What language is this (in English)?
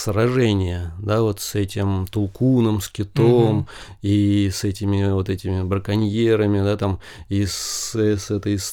Russian